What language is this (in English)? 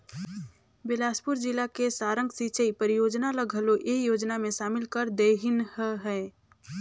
Chhattisgarhi